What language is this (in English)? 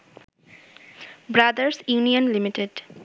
Bangla